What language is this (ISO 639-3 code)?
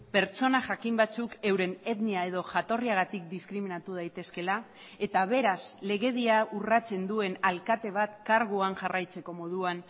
eus